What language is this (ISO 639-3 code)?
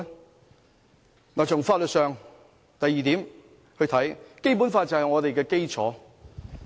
yue